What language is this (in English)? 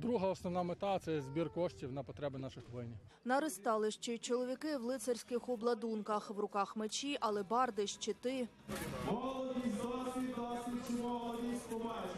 Ukrainian